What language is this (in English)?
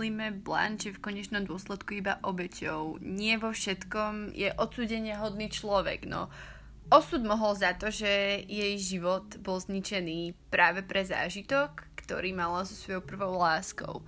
Slovak